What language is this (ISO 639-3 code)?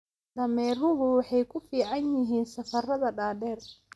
som